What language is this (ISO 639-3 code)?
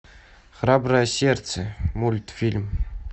rus